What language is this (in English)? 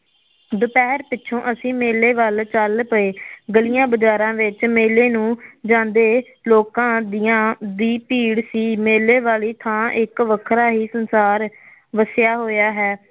Punjabi